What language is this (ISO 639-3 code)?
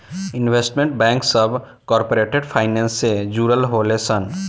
bho